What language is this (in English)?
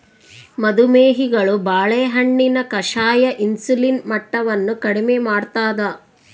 Kannada